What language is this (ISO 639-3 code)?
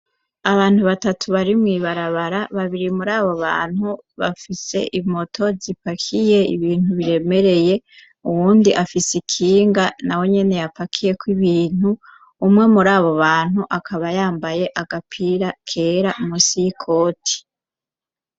run